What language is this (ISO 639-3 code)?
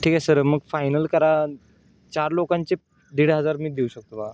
mar